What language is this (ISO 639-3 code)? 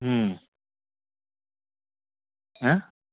ori